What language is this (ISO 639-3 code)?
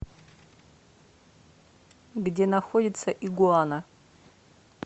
rus